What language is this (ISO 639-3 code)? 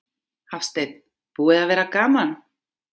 isl